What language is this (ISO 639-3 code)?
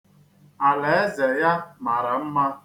ibo